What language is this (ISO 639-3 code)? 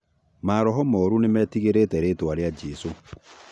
kik